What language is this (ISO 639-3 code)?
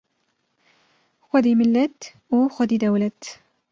kur